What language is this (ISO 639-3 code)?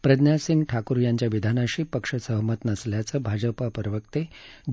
mar